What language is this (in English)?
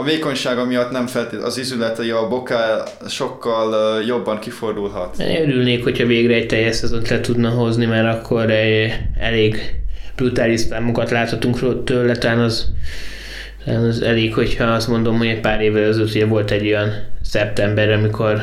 Hungarian